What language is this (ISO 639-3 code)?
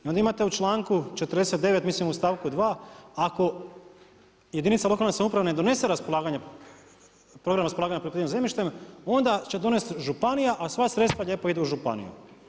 hrv